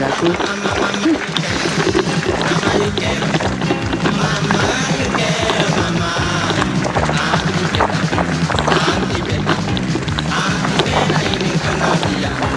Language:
Indonesian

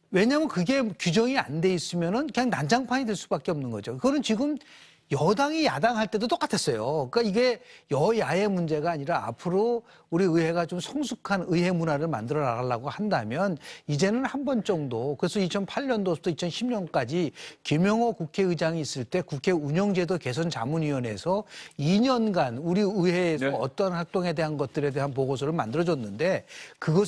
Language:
Korean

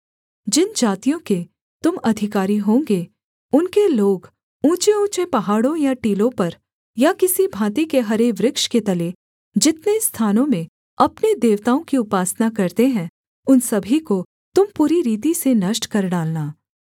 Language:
Hindi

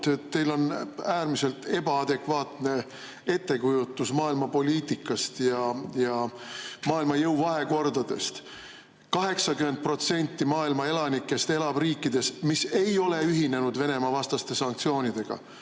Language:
Estonian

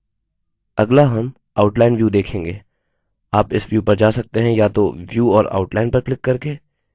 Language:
Hindi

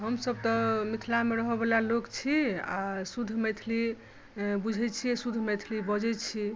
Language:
Maithili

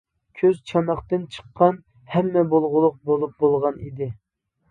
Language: Uyghur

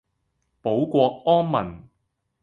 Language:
Cantonese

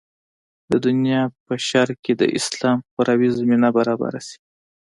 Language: Pashto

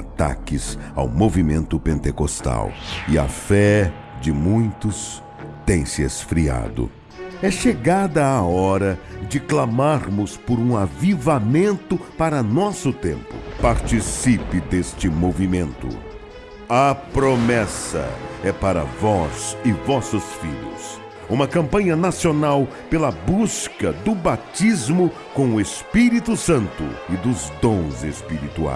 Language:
Portuguese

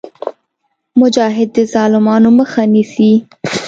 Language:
Pashto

